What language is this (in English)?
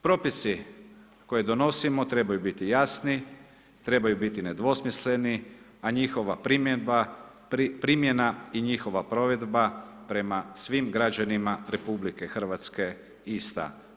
Croatian